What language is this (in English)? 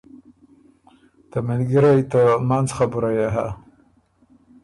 Ormuri